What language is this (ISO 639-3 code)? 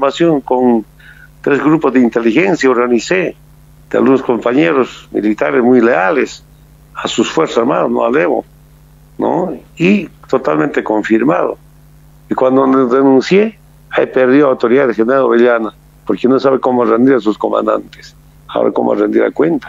spa